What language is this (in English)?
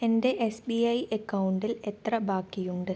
Malayalam